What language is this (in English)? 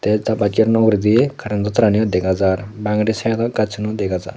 Chakma